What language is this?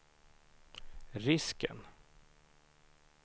Swedish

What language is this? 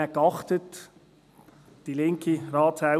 Swiss German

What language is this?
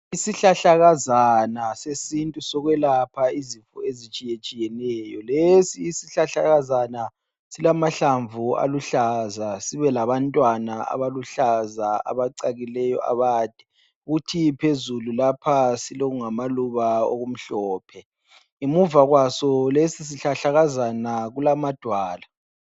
North Ndebele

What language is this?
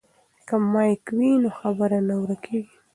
Pashto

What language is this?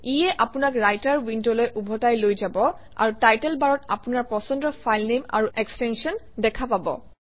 Assamese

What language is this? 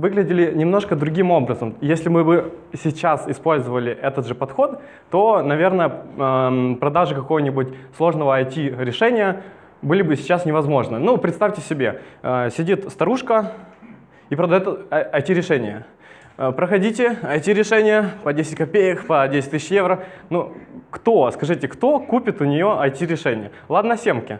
Russian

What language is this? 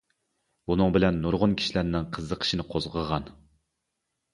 Uyghur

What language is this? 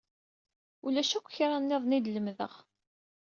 Kabyle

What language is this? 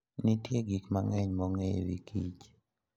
Luo (Kenya and Tanzania)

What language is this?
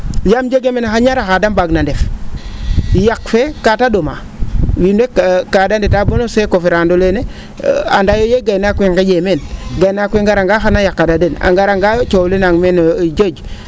Serer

